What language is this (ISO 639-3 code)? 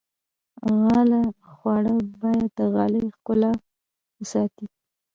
pus